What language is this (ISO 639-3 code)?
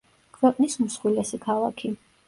kat